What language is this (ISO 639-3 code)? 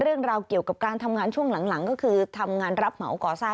tha